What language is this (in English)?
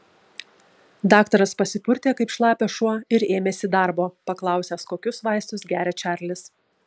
Lithuanian